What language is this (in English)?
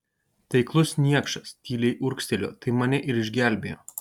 Lithuanian